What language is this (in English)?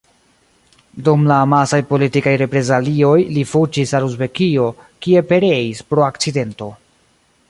Esperanto